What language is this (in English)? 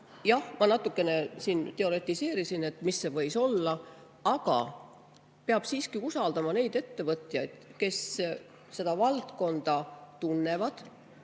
Estonian